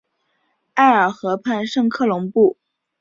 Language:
Chinese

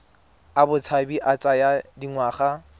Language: Tswana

